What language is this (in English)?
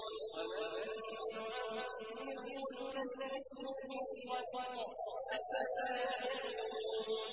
Arabic